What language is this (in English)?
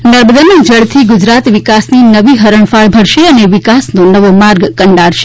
Gujarati